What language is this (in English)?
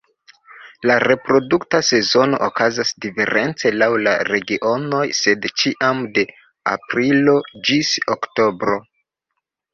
Esperanto